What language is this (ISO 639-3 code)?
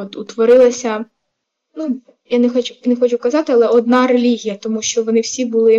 ukr